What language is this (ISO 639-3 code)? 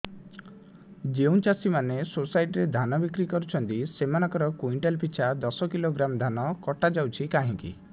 ori